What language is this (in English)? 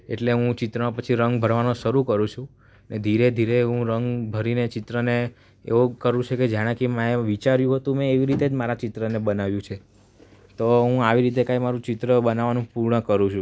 Gujarati